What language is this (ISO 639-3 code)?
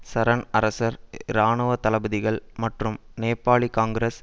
tam